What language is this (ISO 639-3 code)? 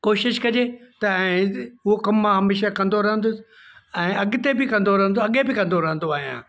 snd